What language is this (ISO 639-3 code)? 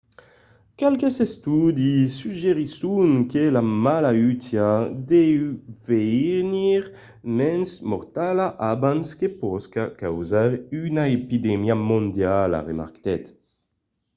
oci